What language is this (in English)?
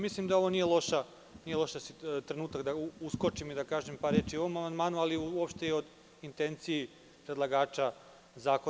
Serbian